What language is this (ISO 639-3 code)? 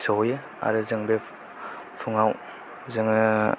brx